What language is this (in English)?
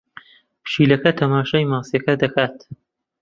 Central Kurdish